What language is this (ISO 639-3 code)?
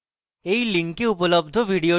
ben